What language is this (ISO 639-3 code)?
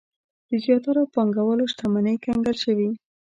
pus